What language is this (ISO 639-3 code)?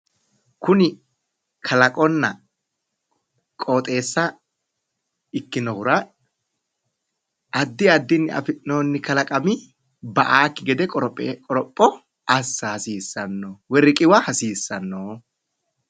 sid